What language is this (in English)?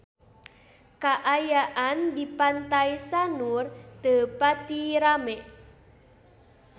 Sundanese